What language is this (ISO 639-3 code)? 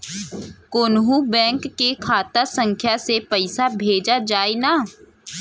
bho